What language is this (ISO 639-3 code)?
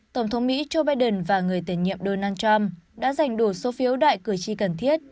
vie